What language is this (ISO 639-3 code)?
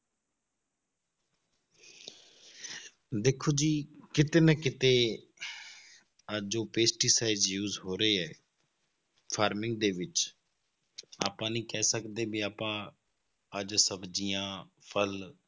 pan